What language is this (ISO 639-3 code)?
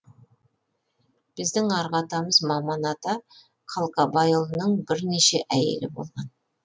kaz